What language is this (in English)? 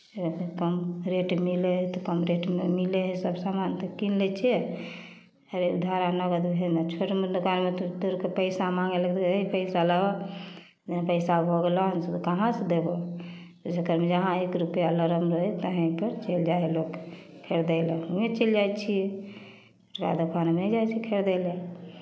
Maithili